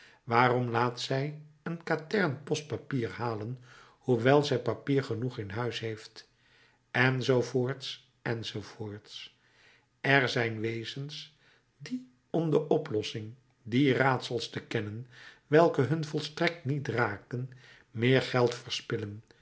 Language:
Dutch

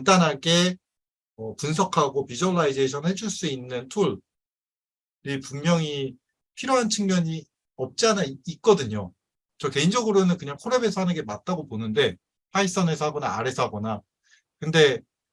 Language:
Korean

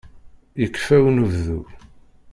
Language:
Kabyle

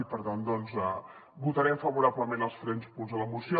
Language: Catalan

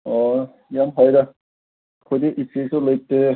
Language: Manipuri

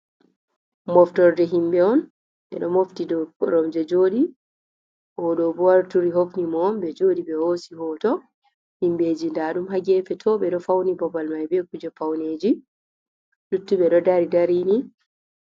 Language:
Fula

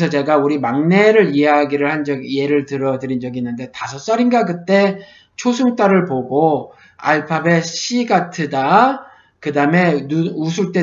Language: Korean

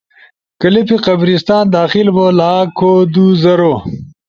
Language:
Ushojo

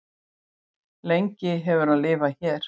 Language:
Icelandic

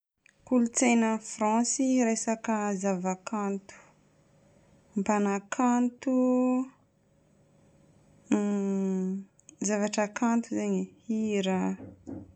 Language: Northern Betsimisaraka Malagasy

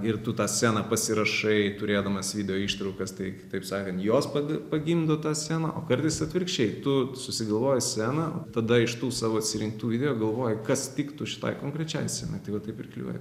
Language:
Lithuanian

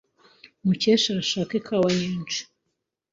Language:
Kinyarwanda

